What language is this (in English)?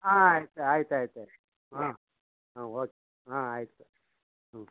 Kannada